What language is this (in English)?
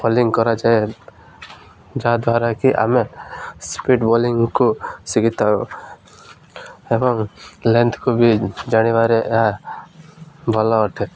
Odia